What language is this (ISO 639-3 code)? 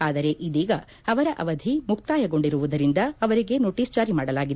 kan